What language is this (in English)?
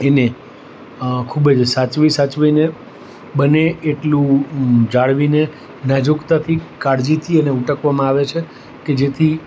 Gujarati